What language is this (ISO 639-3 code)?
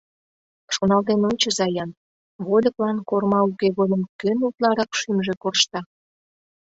chm